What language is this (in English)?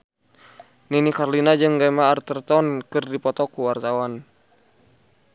Sundanese